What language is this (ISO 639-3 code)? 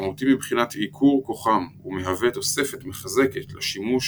heb